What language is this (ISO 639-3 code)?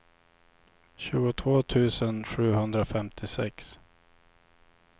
swe